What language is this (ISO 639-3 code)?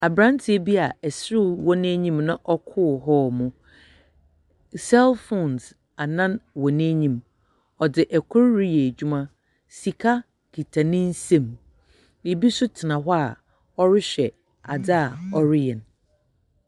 aka